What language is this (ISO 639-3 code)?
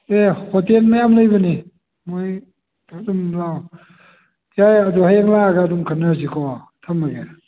mni